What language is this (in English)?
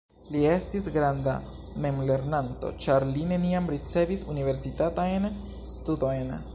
Esperanto